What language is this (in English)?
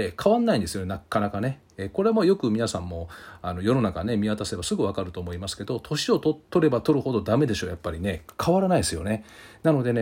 Japanese